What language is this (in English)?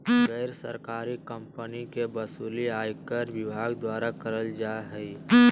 Magahi